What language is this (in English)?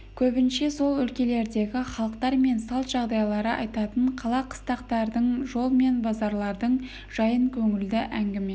Kazakh